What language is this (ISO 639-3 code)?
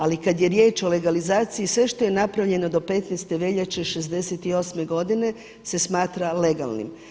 hrv